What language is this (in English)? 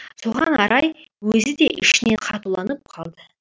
Kazakh